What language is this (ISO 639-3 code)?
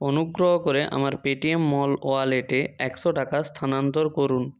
ben